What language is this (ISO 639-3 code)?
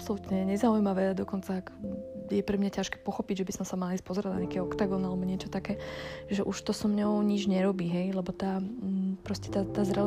slk